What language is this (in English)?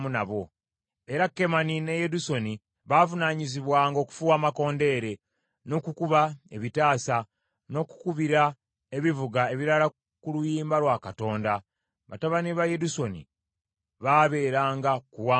Ganda